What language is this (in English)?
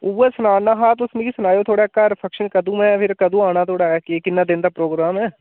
Dogri